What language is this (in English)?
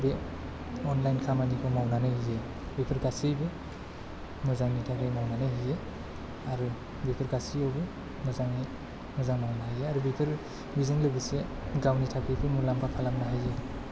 Bodo